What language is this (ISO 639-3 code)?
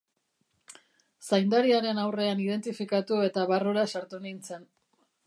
eus